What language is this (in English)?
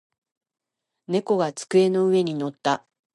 Japanese